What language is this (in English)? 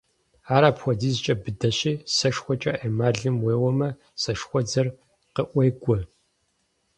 Kabardian